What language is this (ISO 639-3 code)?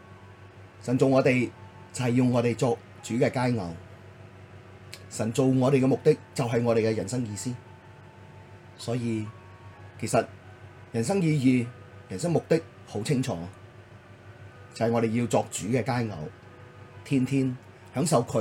zho